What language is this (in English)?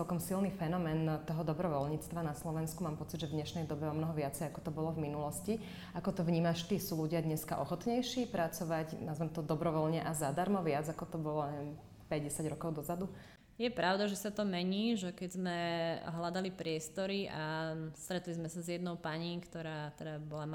Slovak